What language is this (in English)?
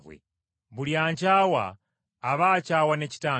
Ganda